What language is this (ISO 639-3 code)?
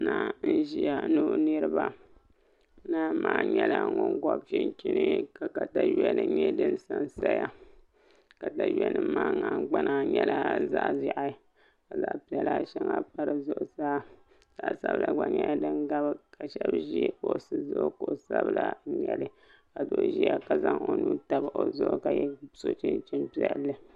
dag